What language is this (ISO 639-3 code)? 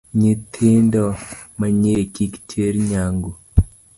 luo